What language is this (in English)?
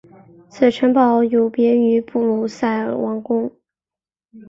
Chinese